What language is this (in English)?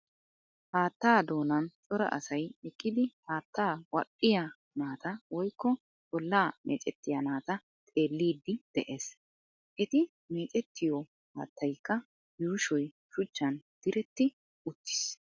Wolaytta